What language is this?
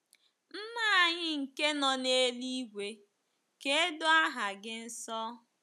Igbo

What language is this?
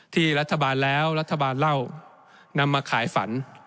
Thai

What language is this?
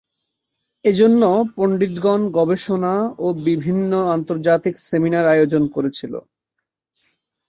Bangla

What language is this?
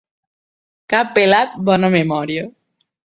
Catalan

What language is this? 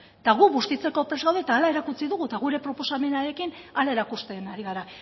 Basque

